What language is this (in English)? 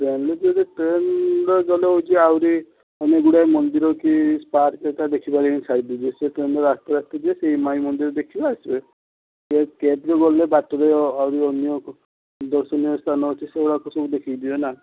Odia